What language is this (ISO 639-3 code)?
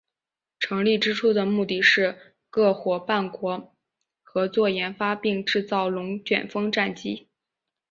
zho